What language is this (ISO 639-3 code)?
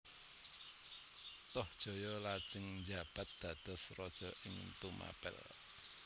jav